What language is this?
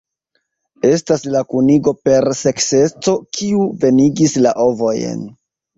Esperanto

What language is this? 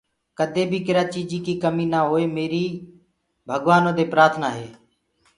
Gurgula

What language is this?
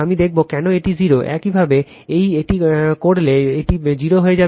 Bangla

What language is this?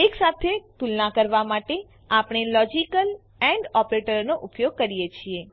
Gujarati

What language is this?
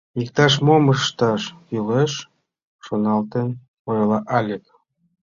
Mari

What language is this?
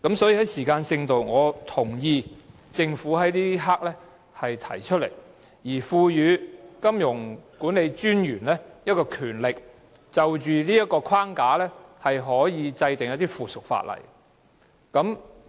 Cantonese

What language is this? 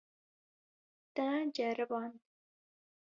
Kurdish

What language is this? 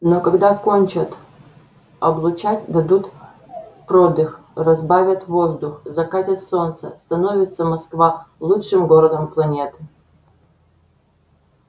Russian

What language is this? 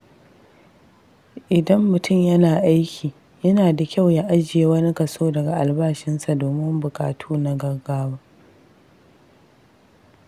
Hausa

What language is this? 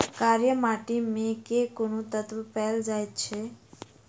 Maithili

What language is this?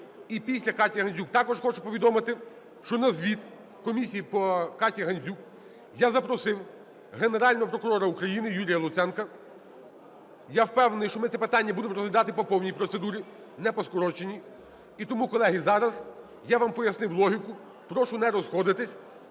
Ukrainian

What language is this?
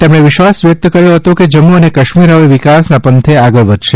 Gujarati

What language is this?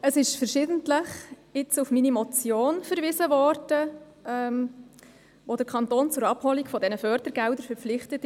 Swiss German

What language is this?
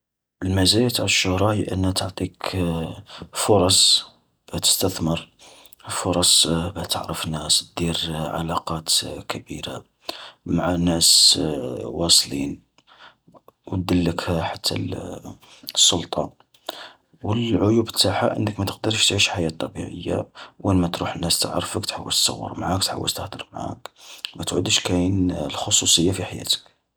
Algerian Arabic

